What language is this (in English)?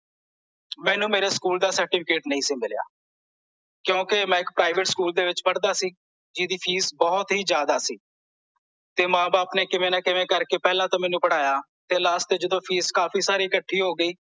Punjabi